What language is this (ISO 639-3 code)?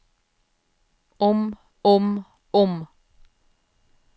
nor